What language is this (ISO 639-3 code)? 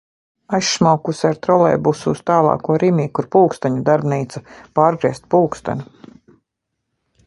lav